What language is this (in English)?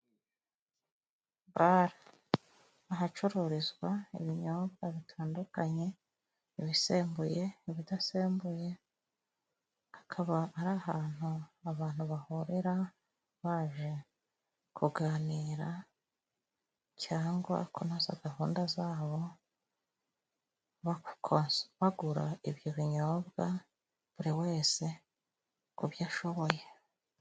Kinyarwanda